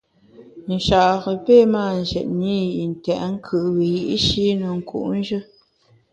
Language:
Bamun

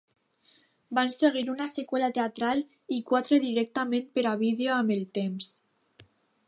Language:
Catalan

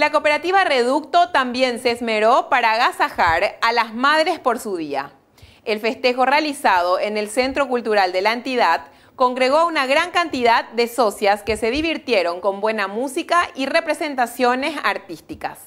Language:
Spanish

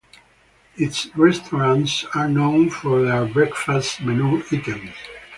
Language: English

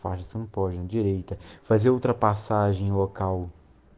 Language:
Russian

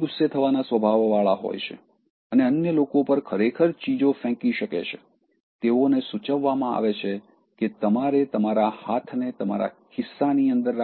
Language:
Gujarati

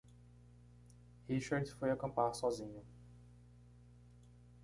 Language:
Portuguese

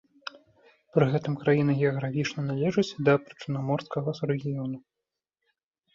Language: Belarusian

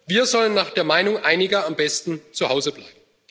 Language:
German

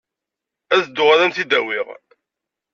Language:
Kabyle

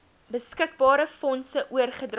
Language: Afrikaans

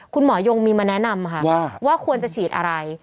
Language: Thai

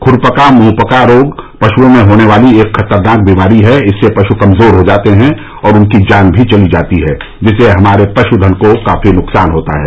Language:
Hindi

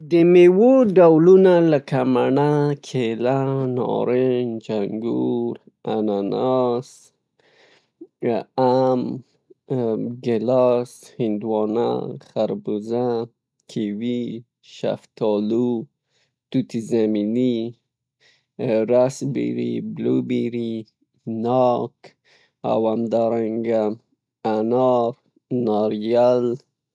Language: Pashto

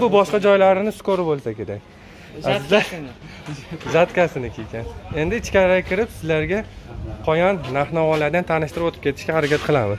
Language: Turkish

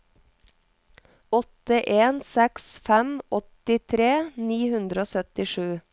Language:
Norwegian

